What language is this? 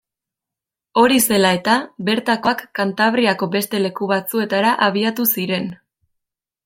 Basque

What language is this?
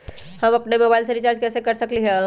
Magahi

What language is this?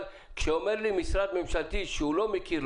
Hebrew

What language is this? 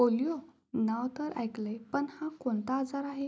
Marathi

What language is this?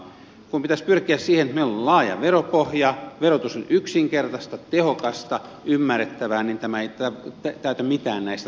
Finnish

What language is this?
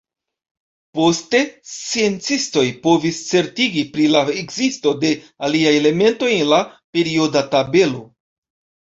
Esperanto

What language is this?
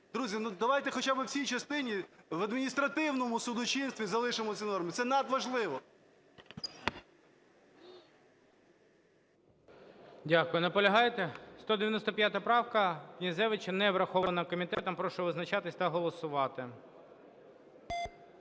Ukrainian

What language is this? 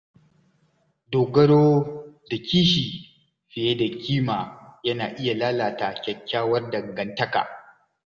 Hausa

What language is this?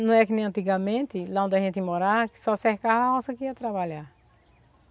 Portuguese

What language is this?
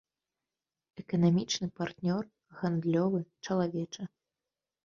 Belarusian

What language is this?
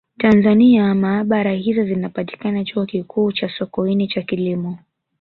Swahili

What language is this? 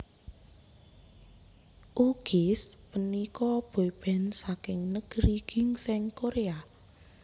Javanese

